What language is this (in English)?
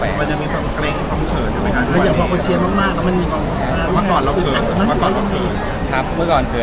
Thai